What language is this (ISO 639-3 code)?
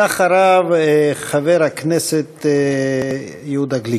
heb